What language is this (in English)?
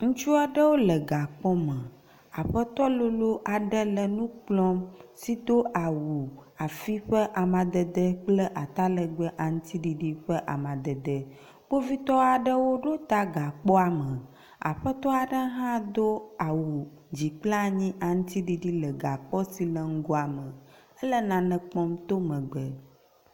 Ewe